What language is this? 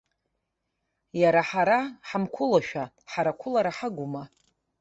Abkhazian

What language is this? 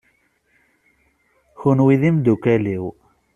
Kabyle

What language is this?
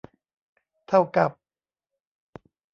Thai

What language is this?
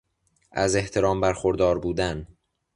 Persian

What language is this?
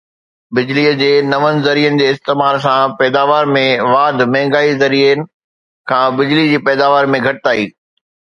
Sindhi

